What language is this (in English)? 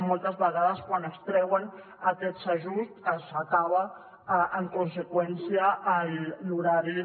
Catalan